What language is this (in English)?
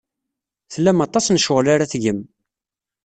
Kabyle